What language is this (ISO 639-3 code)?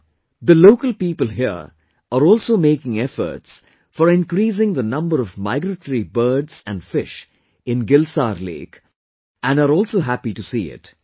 eng